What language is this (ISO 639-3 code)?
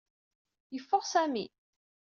kab